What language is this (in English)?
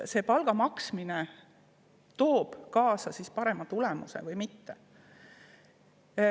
Estonian